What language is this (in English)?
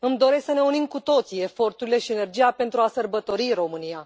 Romanian